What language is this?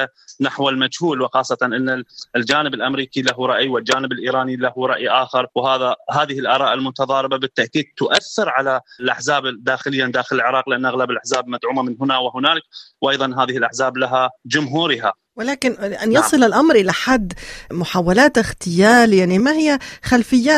Arabic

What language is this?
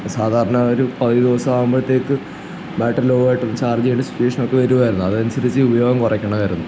Malayalam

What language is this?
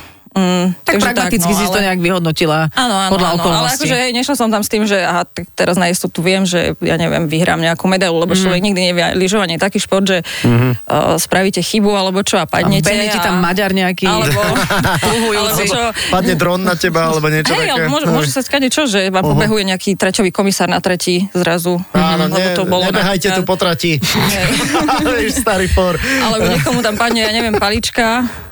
Slovak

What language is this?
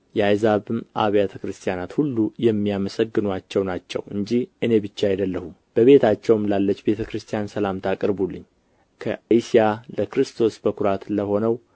Amharic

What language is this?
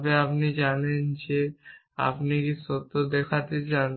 Bangla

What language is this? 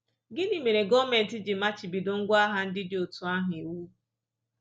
Igbo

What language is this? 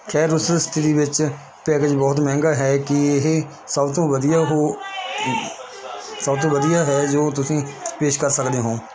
Punjabi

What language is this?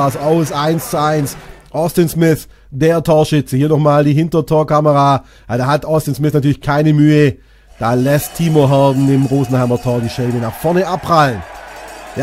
German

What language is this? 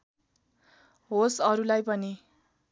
Nepali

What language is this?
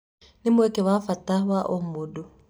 Kikuyu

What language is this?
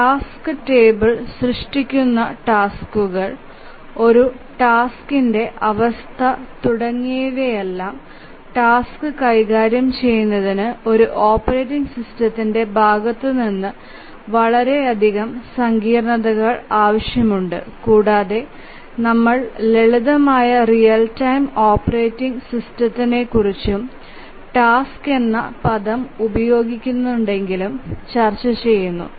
Malayalam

